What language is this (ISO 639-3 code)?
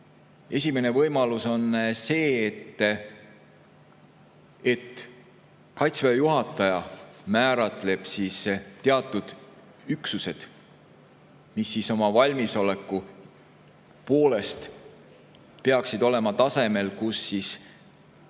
est